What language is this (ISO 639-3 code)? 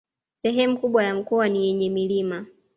swa